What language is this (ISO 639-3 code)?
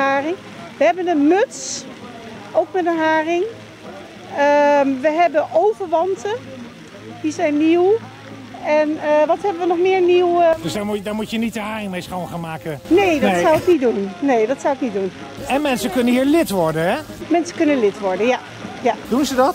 nld